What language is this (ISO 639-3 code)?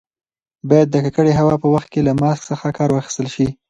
pus